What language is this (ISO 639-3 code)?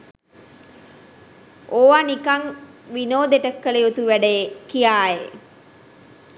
sin